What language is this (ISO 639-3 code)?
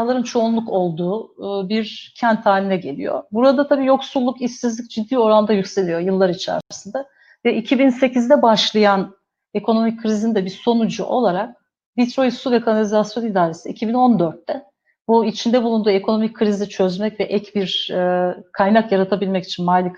tur